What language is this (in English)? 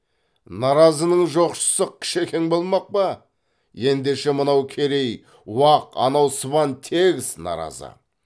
Kazakh